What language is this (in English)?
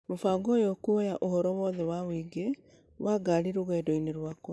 Kikuyu